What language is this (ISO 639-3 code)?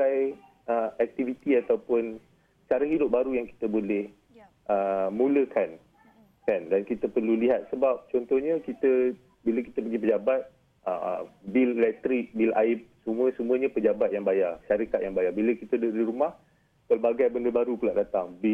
msa